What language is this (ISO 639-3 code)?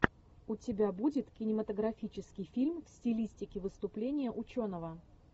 rus